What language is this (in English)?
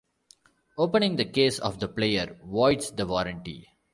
English